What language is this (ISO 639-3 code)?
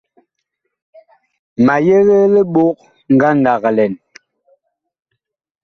bkh